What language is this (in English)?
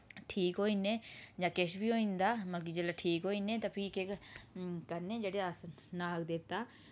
Dogri